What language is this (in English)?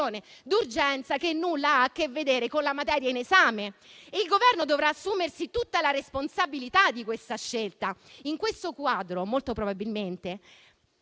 Italian